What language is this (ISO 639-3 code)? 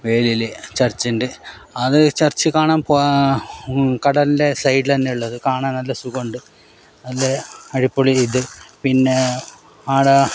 mal